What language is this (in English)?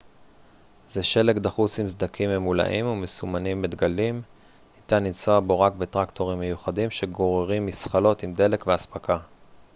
Hebrew